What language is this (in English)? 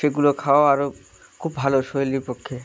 Bangla